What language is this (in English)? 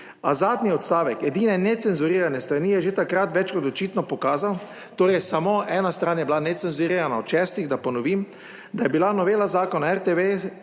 Slovenian